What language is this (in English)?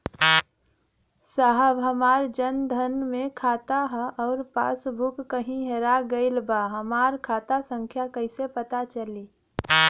Bhojpuri